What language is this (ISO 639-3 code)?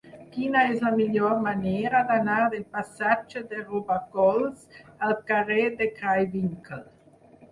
cat